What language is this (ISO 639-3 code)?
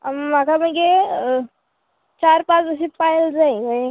kok